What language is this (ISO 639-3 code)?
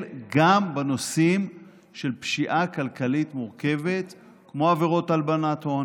heb